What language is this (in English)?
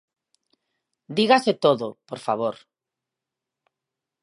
Galician